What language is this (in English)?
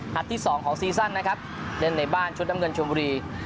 Thai